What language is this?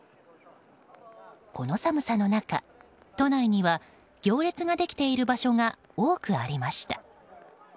Japanese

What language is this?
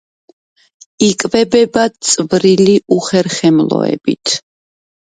Georgian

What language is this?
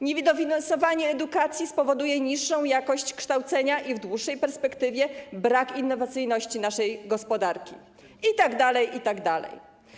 Polish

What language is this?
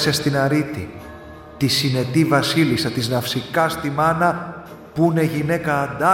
Greek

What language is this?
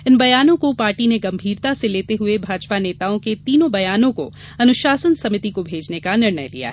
Hindi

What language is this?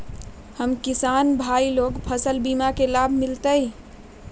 Magahi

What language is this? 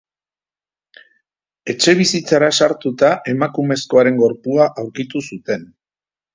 Basque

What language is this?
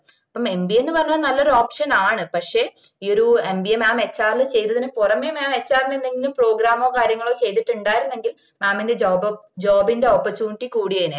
Malayalam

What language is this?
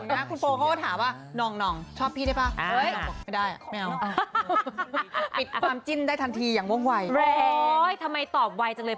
Thai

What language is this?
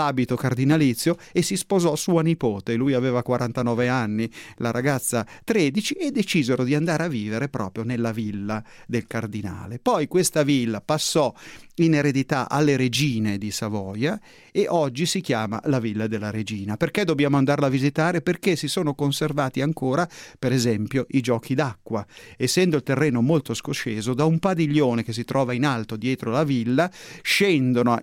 Italian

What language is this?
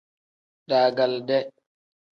Tem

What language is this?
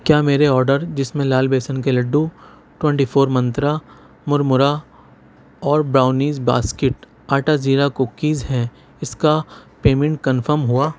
Urdu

